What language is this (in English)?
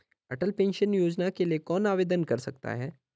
Hindi